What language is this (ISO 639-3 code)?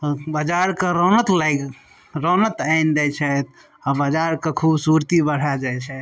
mai